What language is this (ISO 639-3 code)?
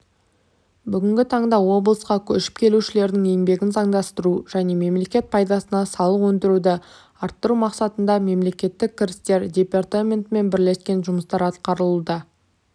kaz